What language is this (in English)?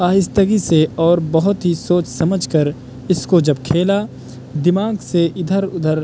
Urdu